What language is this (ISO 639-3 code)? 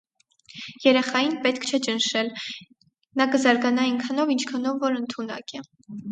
hye